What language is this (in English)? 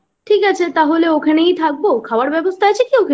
Bangla